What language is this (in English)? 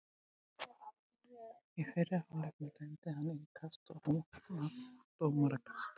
Icelandic